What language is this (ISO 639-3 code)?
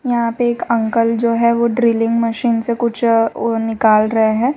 hin